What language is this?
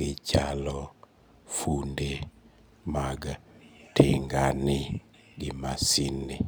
Luo (Kenya and Tanzania)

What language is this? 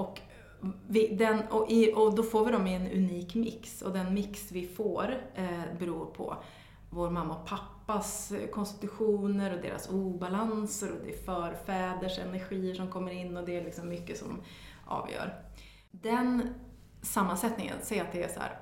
Swedish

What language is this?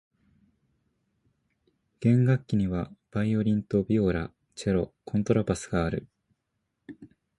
Japanese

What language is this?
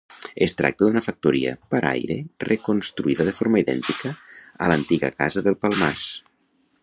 Catalan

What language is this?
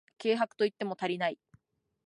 Japanese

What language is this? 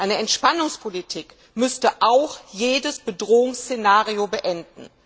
German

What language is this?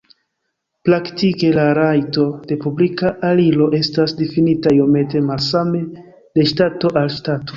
Esperanto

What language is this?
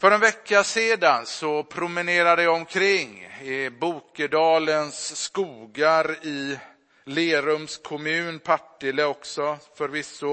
Swedish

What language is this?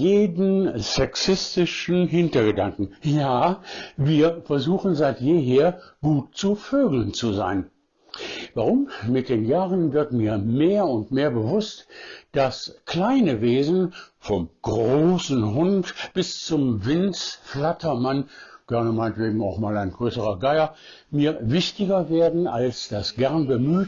German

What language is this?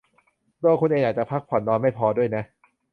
Thai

